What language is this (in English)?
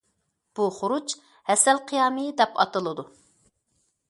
Uyghur